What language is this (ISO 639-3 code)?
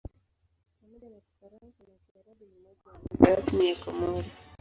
swa